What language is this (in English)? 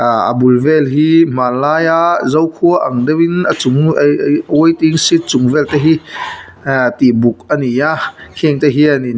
Mizo